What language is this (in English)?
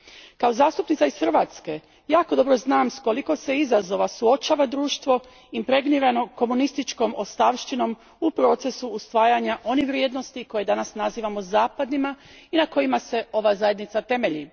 Croatian